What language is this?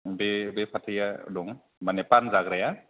Bodo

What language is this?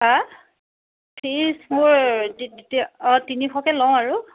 Assamese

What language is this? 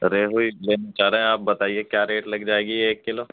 Urdu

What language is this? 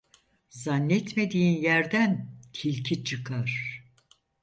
Turkish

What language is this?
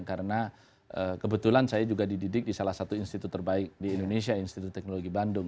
Indonesian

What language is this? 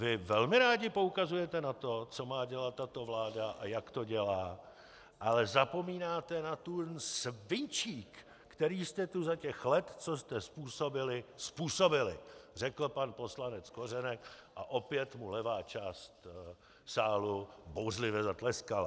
Czech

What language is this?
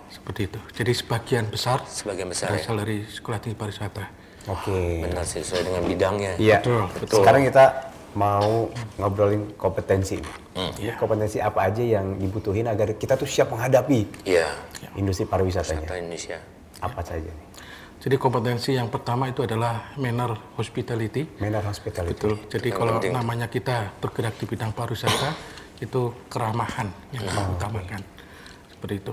Indonesian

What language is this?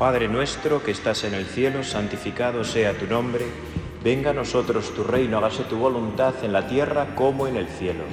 Spanish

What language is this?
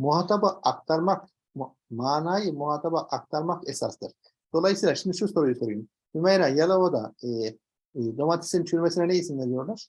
Turkish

